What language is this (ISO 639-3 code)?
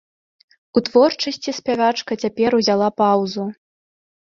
bel